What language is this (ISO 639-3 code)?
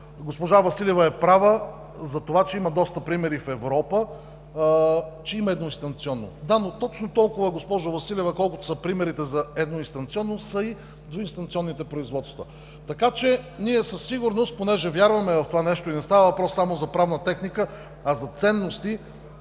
bul